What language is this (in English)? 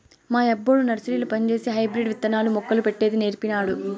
Telugu